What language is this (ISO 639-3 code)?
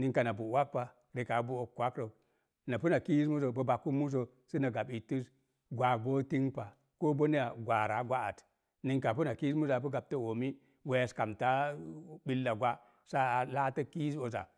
ver